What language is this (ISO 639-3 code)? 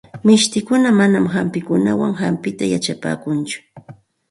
qxt